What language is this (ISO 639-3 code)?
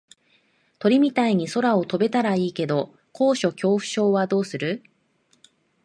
jpn